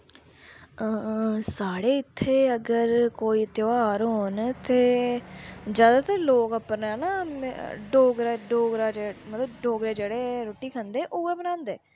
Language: Dogri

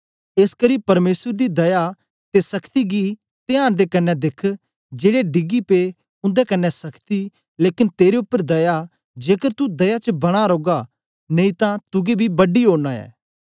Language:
Dogri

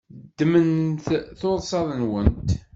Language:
Kabyle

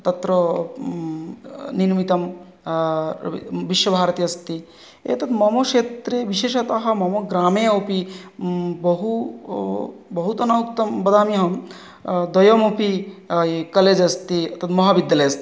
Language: Sanskrit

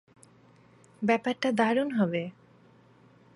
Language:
Bangla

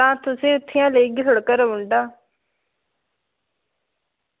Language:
Dogri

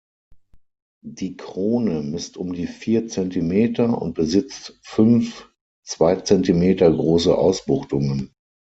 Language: German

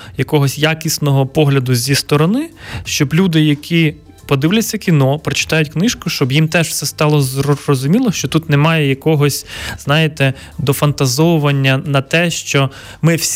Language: Ukrainian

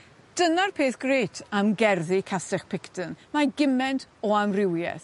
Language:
Welsh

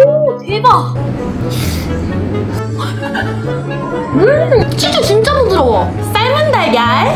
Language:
Korean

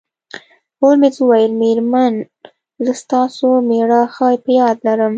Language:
Pashto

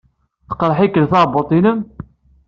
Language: Kabyle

